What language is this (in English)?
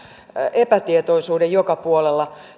Finnish